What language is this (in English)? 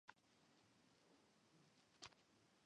Chinese